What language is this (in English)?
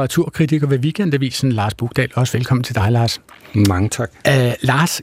Danish